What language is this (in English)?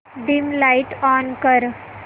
Marathi